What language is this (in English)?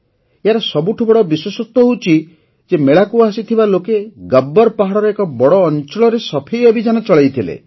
Odia